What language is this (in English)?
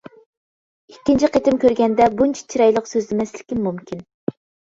Uyghur